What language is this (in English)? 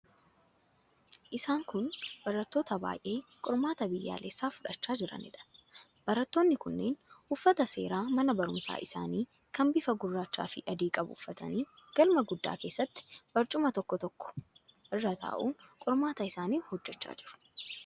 Oromo